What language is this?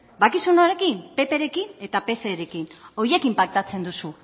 Basque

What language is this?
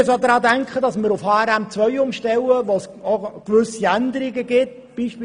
Swiss German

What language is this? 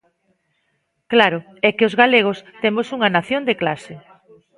Galician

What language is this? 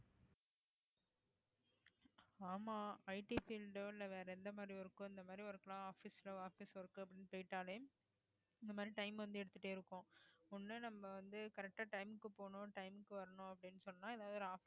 Tamil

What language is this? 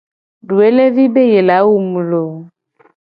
Gen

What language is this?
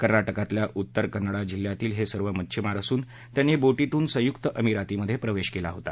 Marathi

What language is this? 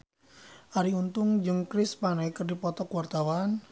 Sundanese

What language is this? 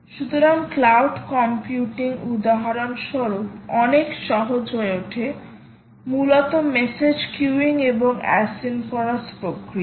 Bangla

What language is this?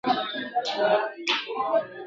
Pashto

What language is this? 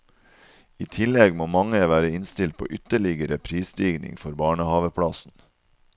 Norwegian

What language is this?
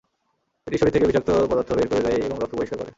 Bangla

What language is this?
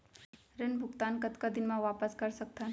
Chhattisgarhi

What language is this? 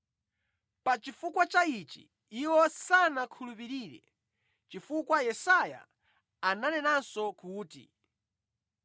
Nyanja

